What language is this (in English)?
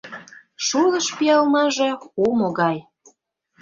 Mari